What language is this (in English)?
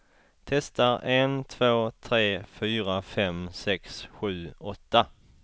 Swedish